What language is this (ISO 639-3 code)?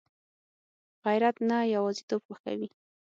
pus